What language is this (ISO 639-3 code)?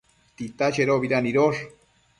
mcf